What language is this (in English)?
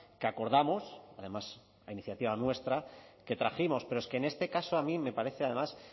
Spanish